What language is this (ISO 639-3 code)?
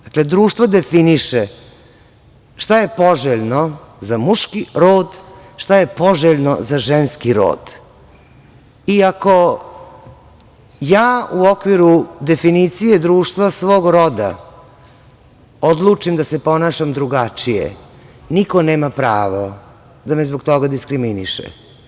srp